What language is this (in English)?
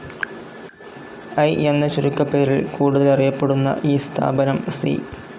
Malayalam